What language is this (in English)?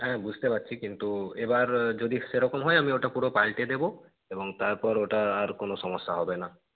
Bangla